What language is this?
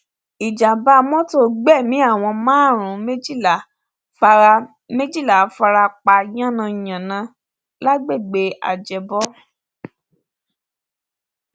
Yoruba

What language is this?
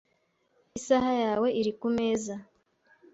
Kinyarwanda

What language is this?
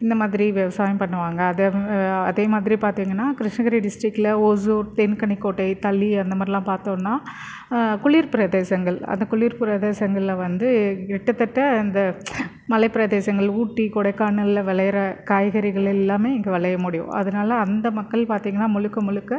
Tamil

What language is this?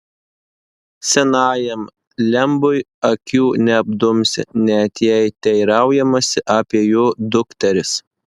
Lithuanian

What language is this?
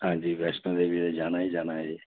Dogri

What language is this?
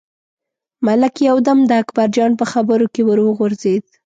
Pashto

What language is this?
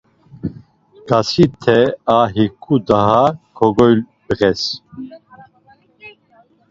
Laz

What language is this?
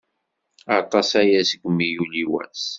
Kabyle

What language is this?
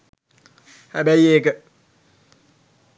Sinhala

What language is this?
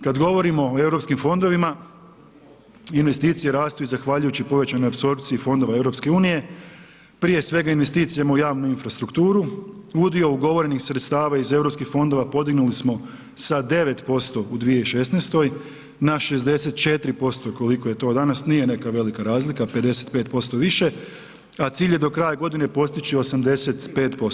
Croatian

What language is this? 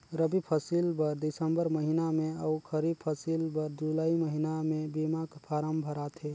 Chhattisgarhi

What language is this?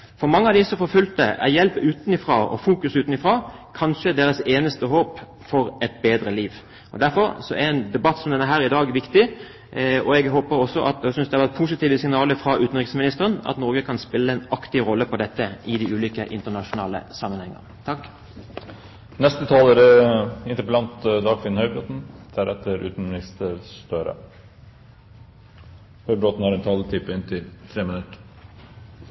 Norwegian Bokmål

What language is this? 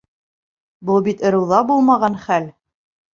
Bashkir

